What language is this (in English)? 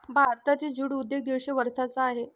Marathi